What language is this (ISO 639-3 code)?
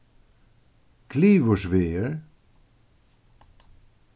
fao